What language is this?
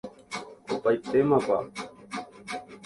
Guarani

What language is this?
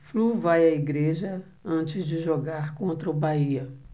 Portuguese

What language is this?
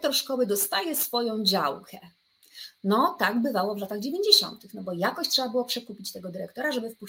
Polish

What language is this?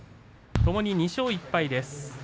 Japanese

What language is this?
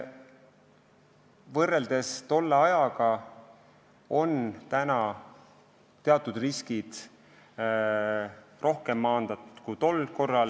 Estonian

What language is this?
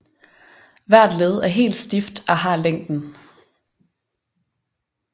Danish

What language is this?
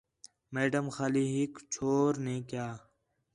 Khetrani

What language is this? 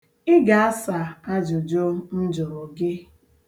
Igbo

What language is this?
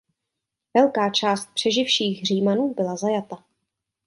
Czech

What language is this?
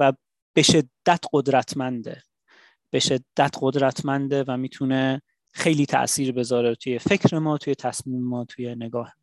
Persian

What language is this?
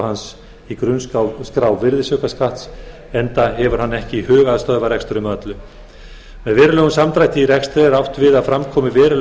Icelandic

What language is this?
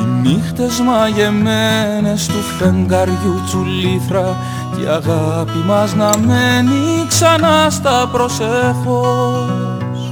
Greek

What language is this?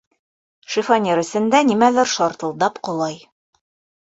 Bashkir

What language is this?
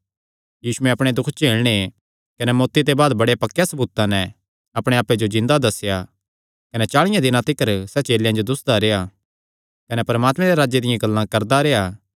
Kangri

